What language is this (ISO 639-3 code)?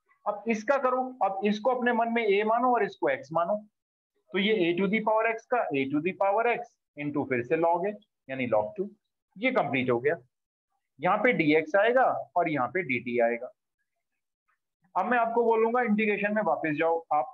hin